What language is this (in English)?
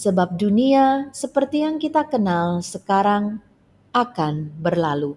Indonesian